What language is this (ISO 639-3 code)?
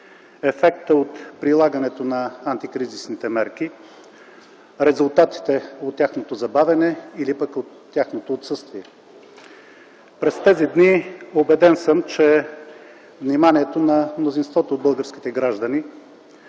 bul